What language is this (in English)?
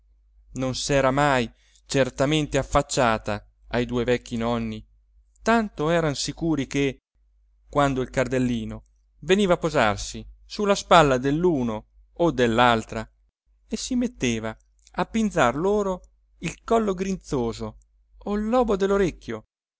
Italian